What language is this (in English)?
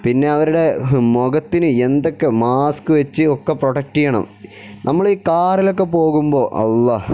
Malayalam